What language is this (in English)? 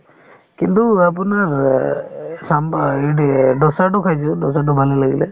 Assamese